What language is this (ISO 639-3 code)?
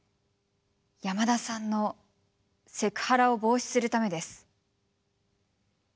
jpn